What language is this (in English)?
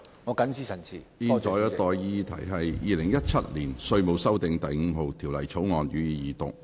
Cantonese